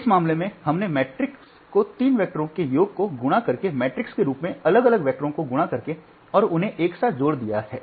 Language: Hindi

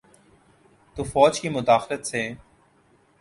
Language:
Urdu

